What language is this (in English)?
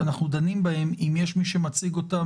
Hebrew